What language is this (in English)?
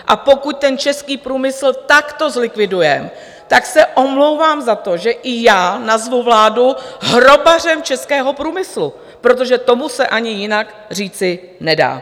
Czech